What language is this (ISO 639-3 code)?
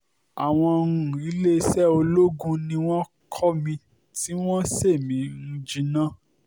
yor